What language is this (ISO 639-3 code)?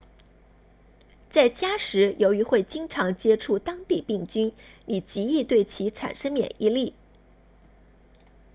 zho